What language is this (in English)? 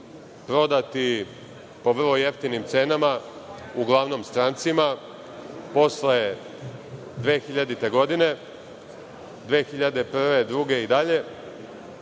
Serbian